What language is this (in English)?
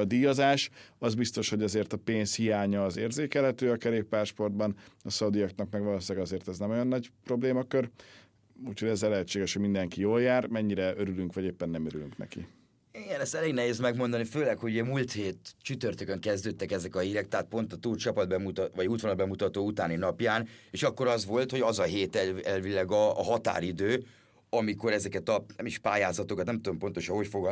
Hungarian